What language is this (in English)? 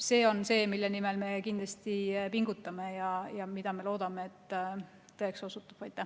Estonian